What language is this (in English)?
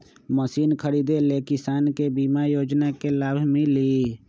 Magahi